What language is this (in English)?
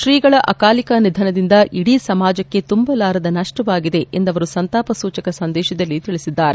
Kannada